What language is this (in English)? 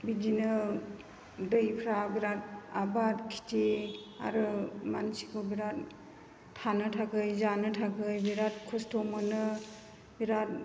Bodo